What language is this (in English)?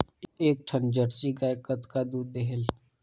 Chhattisgarhi